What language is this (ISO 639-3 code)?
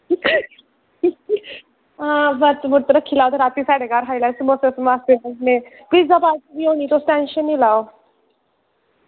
doi